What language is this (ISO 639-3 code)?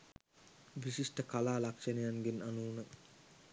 sin